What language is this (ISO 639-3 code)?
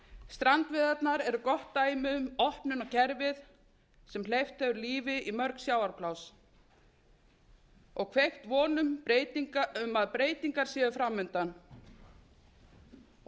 isl